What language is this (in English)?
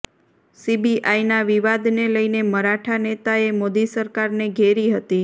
Gujarati